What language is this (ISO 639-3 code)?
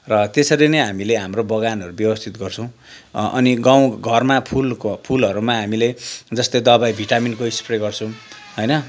nep